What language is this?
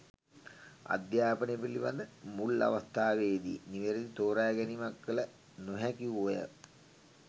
Sinhala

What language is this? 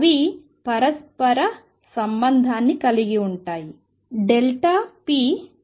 Telugu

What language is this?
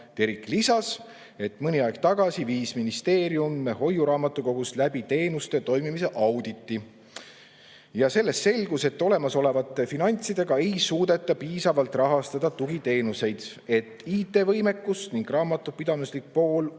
Estonian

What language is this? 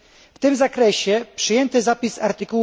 Polish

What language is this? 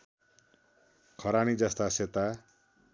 Nepali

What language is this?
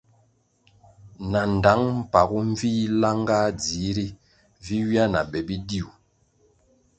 Kwasio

